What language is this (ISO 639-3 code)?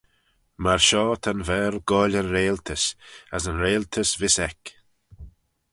glv